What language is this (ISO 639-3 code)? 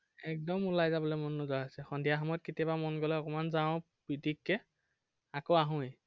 asm